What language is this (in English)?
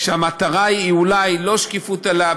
Hebrew